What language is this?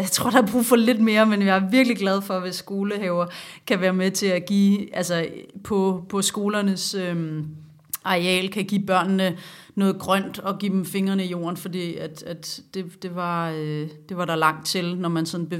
Danish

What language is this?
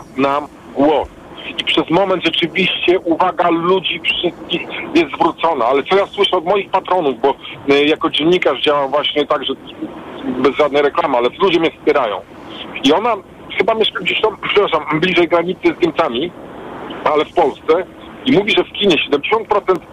Polish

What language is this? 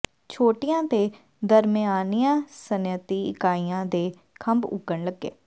Punjabi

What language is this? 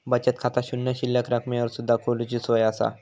Marathi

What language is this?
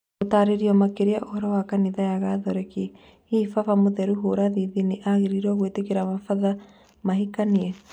Kikuyu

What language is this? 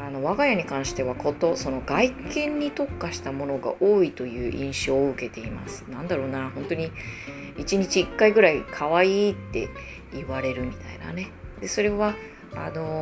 Japanese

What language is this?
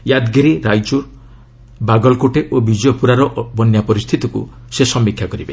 Odia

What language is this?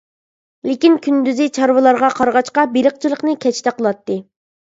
Uyghur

